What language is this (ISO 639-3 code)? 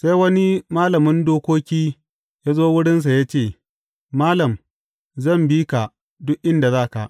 hau